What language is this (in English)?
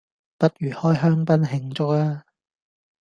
Cantonese